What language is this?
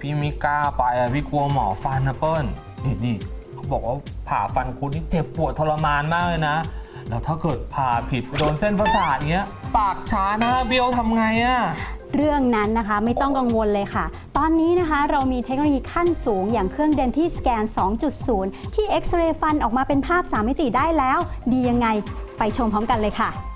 Thai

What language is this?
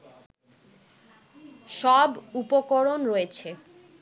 Bangla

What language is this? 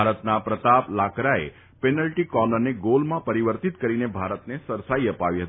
Gujarati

